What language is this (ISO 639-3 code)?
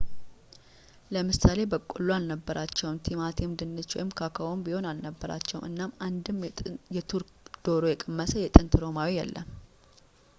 amh